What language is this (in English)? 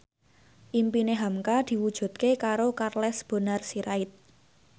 Javanese